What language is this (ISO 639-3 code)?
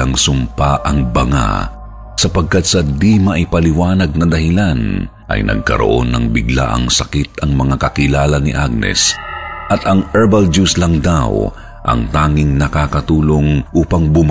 fil